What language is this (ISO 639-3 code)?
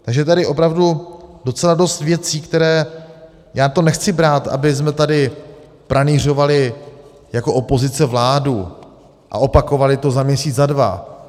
ces